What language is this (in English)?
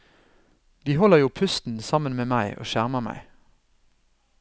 Norwegian